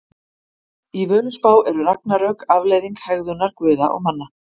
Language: Icelandic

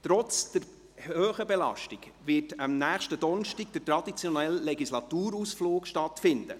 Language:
Swiss German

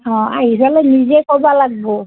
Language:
Assamese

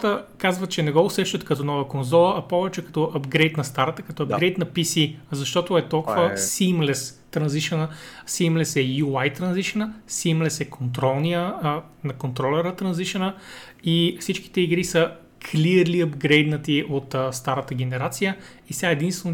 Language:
Bulgarian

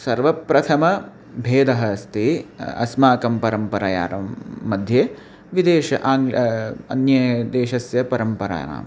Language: Sanskrit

